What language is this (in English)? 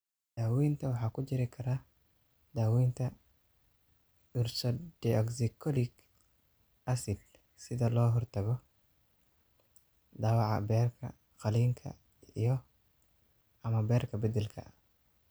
Somali